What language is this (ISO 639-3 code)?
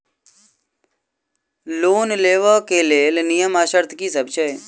mai